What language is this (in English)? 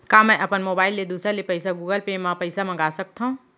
Chhattisgarhi